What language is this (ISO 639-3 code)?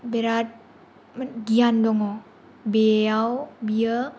brx